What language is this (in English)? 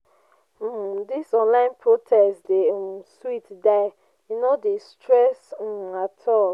Nigerian Pidgin